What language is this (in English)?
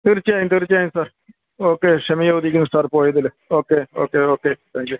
Malayalam